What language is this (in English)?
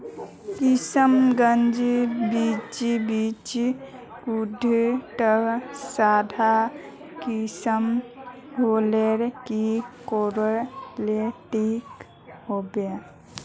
Magahi